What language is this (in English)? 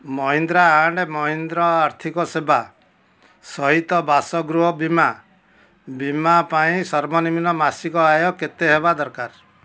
Odia